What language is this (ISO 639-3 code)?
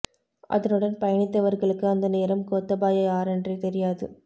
tam